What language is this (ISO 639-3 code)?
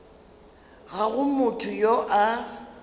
nso